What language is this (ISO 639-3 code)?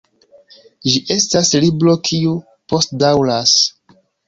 epo